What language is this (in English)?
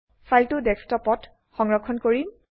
Assamese